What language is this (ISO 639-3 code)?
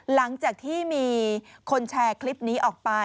tha